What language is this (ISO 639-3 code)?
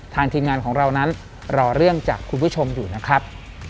tha